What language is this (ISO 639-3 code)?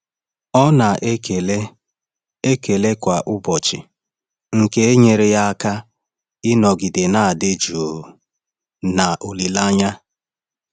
ibo